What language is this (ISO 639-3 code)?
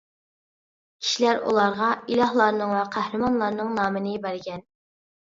uig